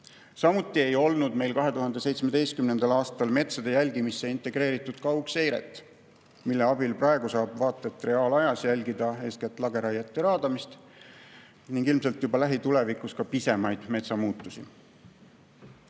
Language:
Estonian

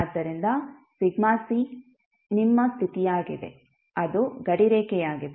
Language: Kannada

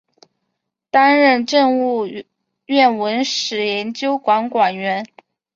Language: Chinese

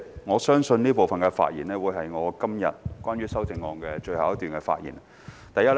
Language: Cantonese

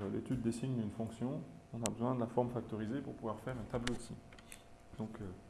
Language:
French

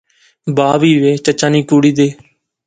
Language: Pahari-Potwari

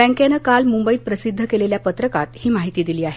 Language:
Marathi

